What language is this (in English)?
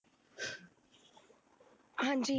Punjabi